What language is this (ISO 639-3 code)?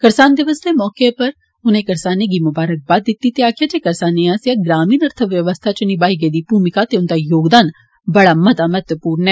doi